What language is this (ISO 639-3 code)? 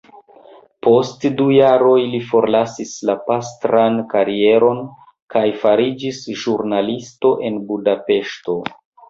epo